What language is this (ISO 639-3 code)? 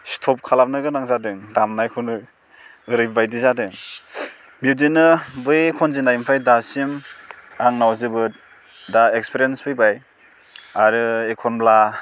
brx